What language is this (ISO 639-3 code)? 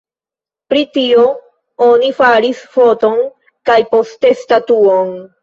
epo